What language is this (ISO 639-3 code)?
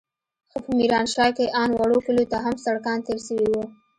pus